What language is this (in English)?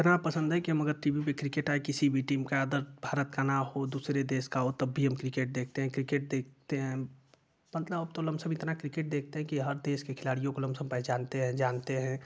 Hindi